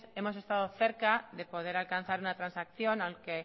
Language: Spanish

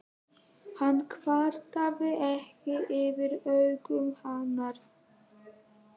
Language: Icelandic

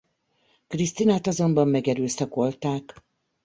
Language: Hungarian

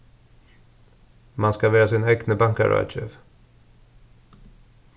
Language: Faroese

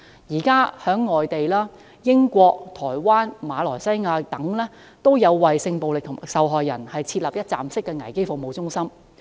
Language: Cantonese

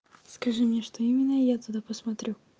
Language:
Russian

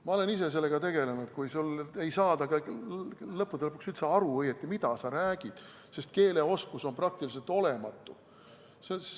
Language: Estonian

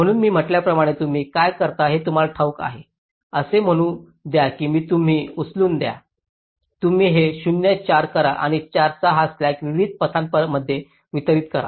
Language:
Marathi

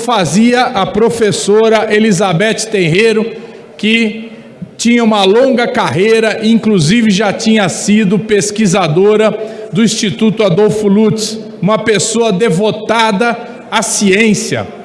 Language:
Portuguese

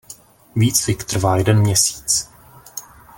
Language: Czech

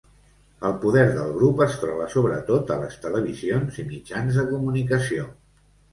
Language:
Catalan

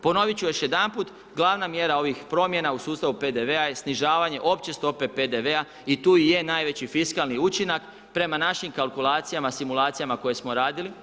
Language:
Croatian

